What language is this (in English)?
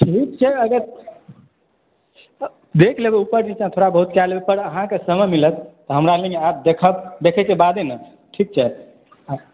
Maithili